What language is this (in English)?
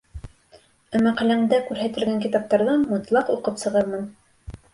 Bashkir